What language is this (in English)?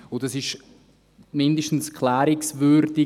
Swiss German